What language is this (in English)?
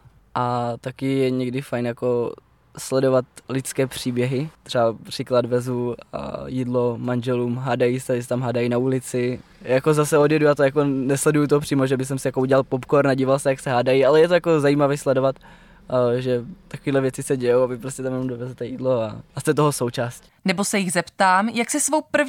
Czech